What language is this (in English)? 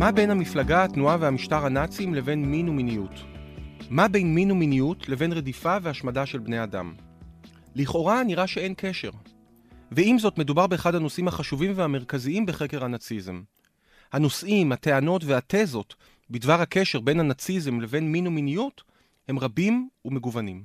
Hebrew